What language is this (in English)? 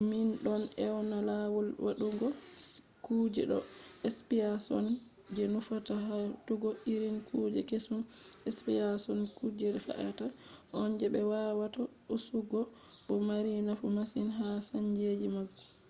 Fula